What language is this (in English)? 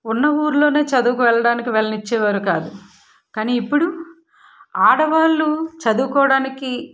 Telugu